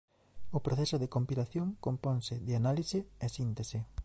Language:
Galician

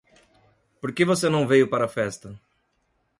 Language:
Portuguese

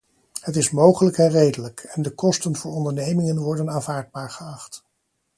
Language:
Dutch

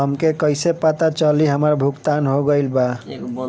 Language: Bhojpuri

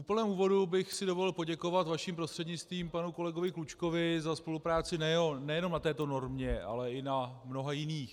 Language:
Czech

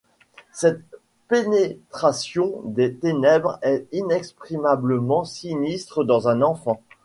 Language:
French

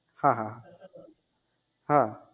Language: Gujarati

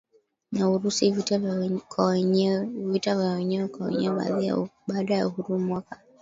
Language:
Swahili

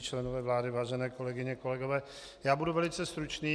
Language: Czech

